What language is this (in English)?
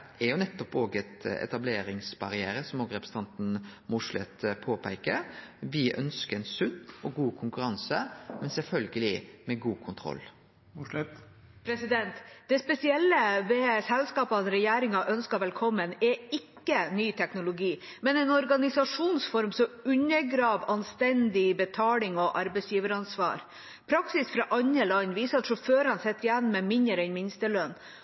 Norwegian